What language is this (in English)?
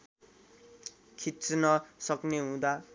Nepali